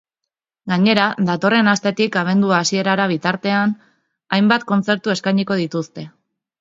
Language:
Basque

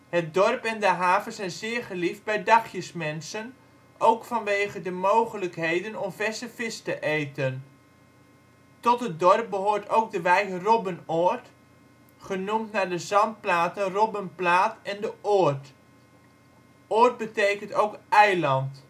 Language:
Dutch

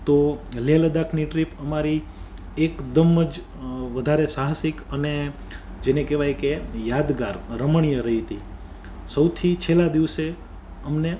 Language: Gujarati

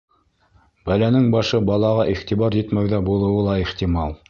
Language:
Bashkir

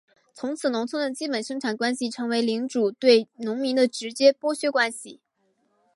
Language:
Chinese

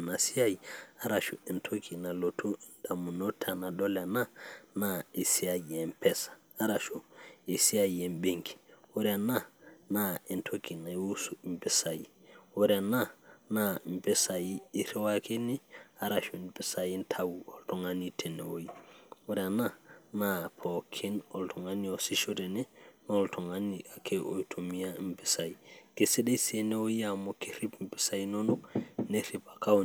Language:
Masai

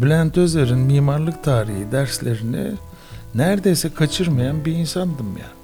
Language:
Turkish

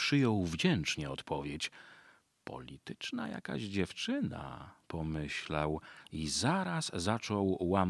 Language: Polish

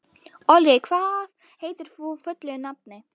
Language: Icelandic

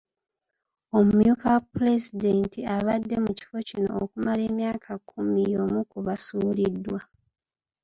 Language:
Ganda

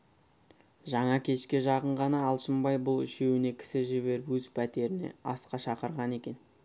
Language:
Kazakh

